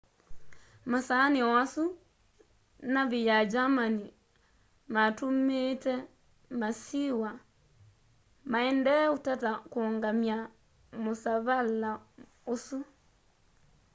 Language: Kamba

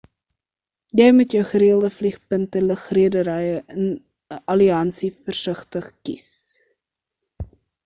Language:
Afrikaans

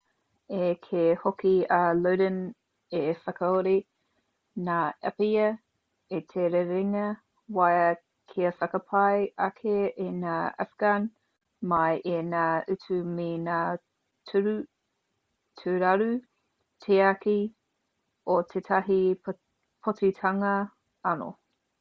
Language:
Māori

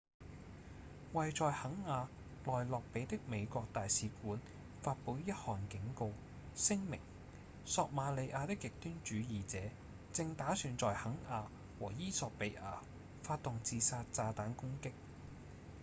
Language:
Cantonese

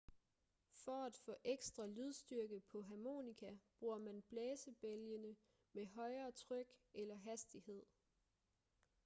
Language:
Danish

